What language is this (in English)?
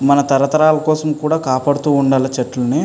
Telugu